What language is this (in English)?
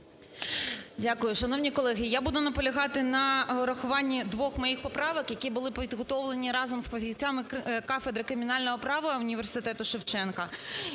Ukrainian